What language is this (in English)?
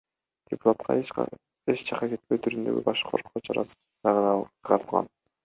Kyrgyz